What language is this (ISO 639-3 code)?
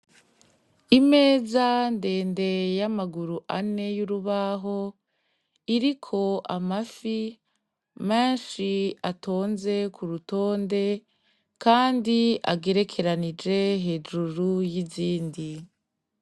run